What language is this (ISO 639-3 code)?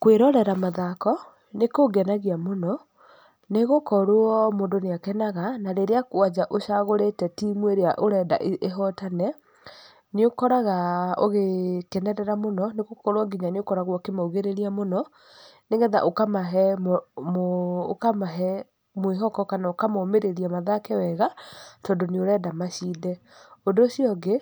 kik